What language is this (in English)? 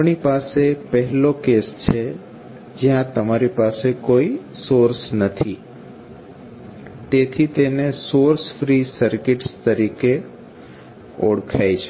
Gujarati